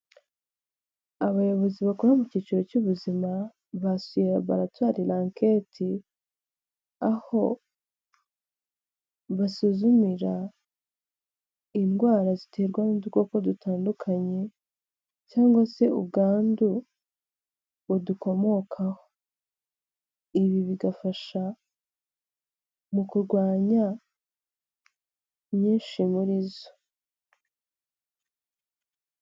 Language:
Kinyarwanda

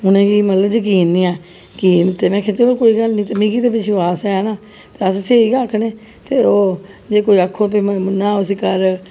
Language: Dogri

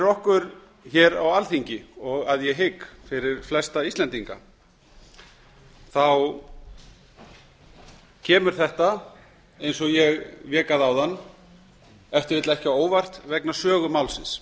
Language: Icelandic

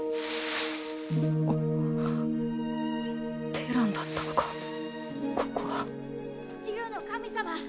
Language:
Japanese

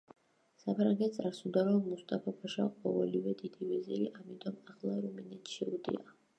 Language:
Georgian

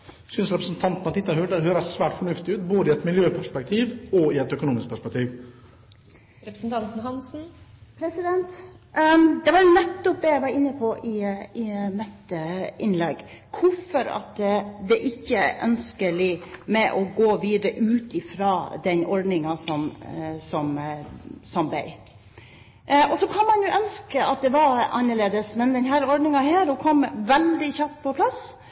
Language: Norwegian Bokmål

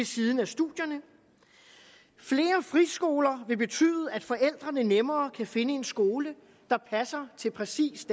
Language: Danish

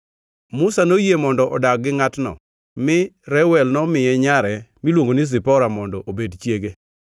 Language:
Luo (Kenya and Tanzania)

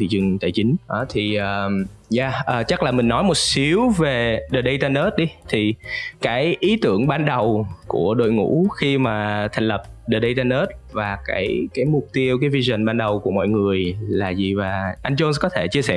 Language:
Vietnamese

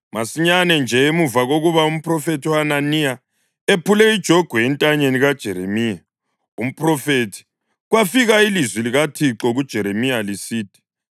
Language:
North Ndebele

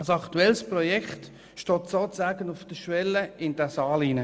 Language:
Swiss German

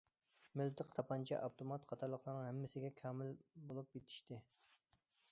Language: Uyghur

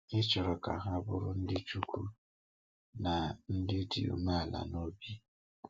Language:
Igbo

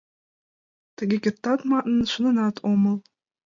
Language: Mari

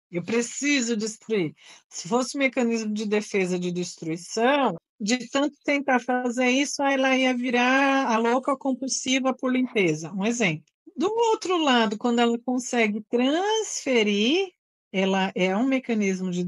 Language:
Portuguese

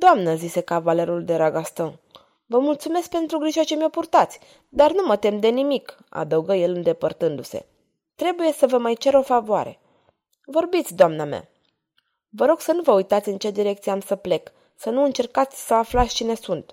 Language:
Romanian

